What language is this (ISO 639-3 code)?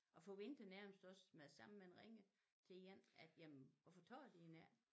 dan